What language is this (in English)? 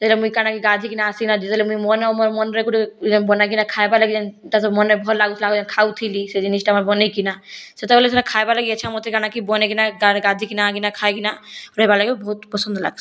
Odia